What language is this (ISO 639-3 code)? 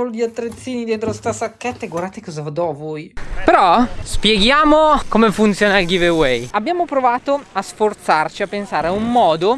ita